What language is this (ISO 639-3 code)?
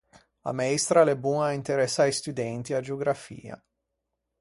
lij